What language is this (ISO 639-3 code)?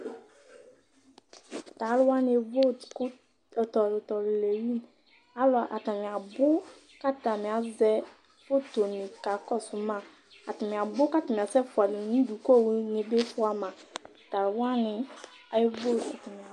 kpo